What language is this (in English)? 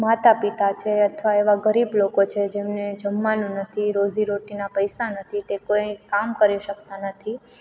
Gujarati